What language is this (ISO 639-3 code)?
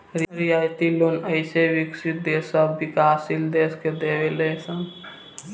bho